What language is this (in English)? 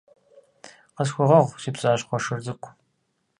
Kabardian